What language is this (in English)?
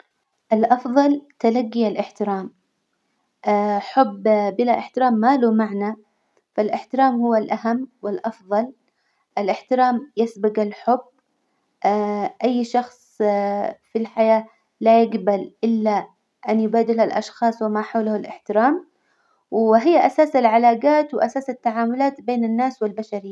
Hijazi Arabic